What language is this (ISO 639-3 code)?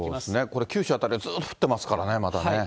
jpn